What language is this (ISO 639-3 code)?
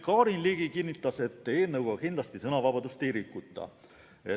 est